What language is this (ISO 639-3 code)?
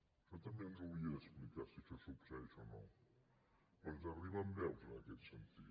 cat